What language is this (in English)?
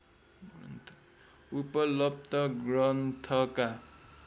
Nepali